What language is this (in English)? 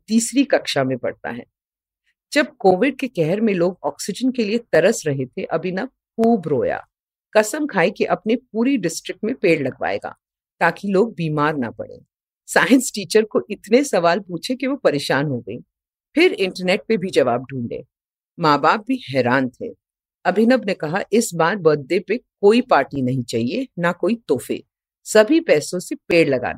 Hindi